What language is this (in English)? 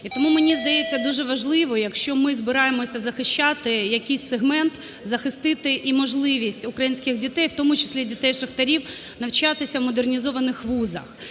Ukrainian